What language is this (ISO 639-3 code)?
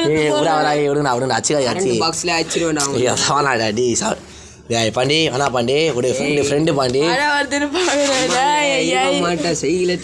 tam